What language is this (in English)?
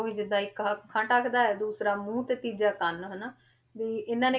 Punjabi